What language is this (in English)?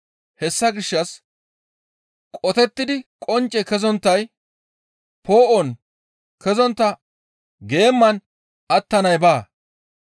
Gamo